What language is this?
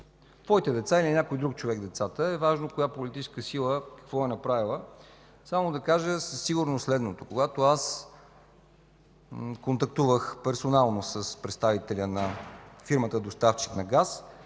Bulgarian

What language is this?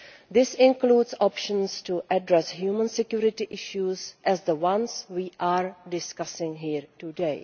English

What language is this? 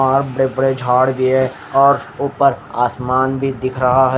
Hindi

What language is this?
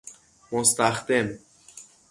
Persian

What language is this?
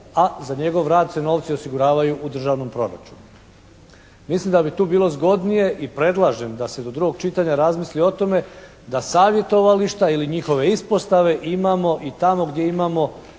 Croatian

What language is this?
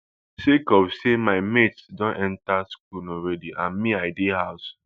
Nigerian Pidgin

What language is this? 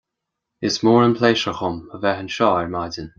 Irish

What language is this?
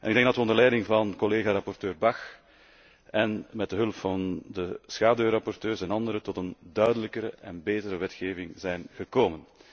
Dutch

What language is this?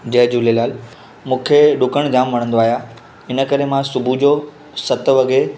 Sindhi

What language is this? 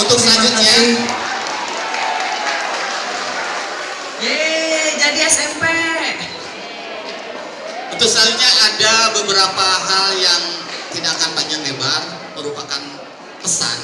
Indonesian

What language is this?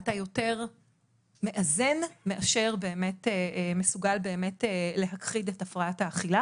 Hebrew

